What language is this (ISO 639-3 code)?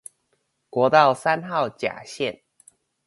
zho